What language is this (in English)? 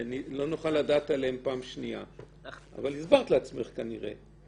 Hebrew